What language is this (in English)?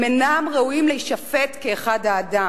Hebrew